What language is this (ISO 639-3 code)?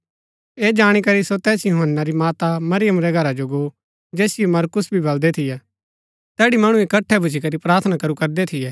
gbk